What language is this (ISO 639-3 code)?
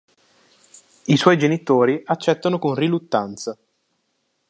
ita